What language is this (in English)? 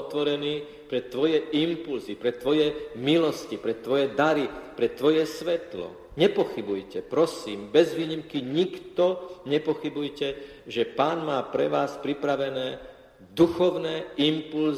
Slovak